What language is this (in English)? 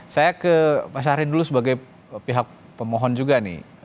Indonesian